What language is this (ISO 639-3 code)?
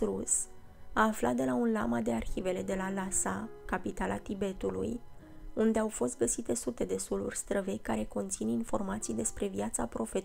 ron